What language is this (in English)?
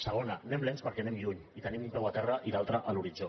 Catalan